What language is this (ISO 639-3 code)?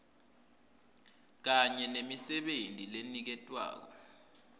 ssw